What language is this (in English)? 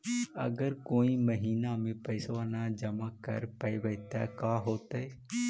Magahi